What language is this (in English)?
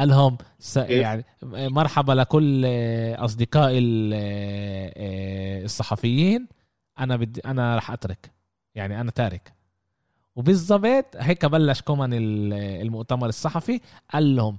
Arabic